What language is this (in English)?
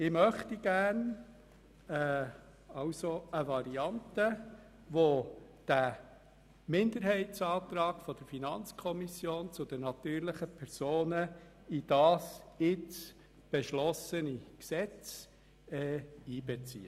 Swiss German